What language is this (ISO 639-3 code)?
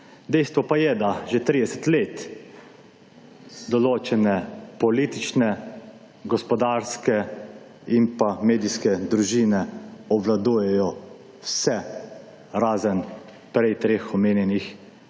slv